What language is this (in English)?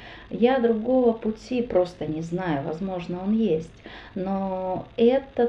Russian